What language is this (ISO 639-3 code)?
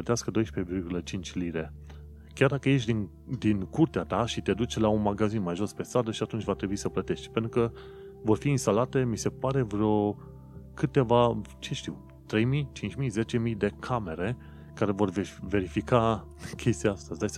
ron